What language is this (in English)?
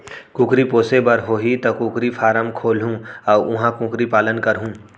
Chhattisgarhi